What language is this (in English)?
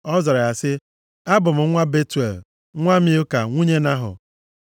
Igbo